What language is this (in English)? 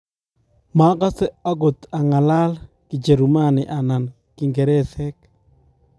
Kalenjin